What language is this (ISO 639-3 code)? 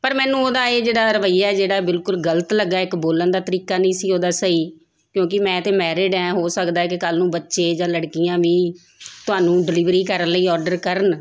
pan